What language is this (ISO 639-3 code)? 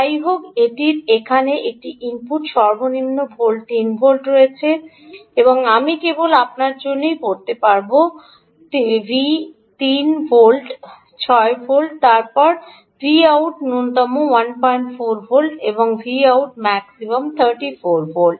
ben